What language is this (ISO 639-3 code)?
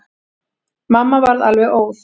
isl